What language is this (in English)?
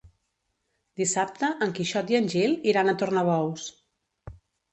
Catalan